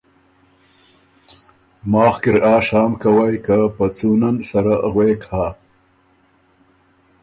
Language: Ormuri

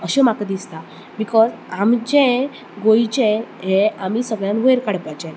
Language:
Konkani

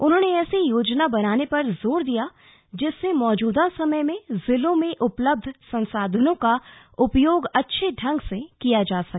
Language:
Hindi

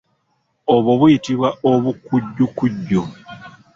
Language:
Ganda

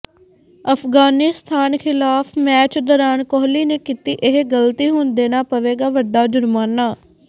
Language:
Punjabi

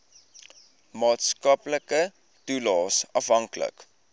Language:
Afrikaans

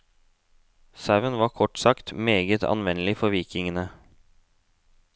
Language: Norwegian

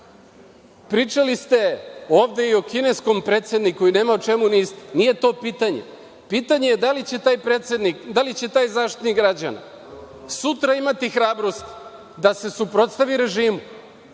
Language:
Serbian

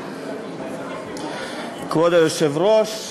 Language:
Hebrew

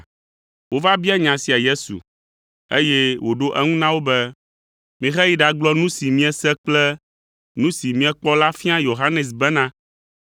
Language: Ewe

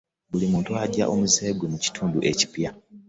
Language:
Ganda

